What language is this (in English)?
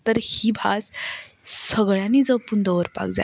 Konkani